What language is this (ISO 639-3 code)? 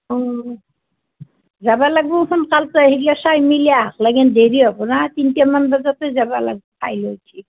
asm